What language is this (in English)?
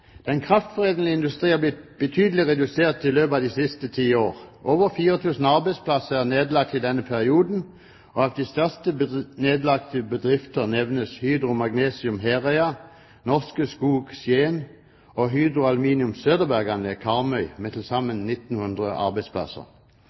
Norwegian Bokmål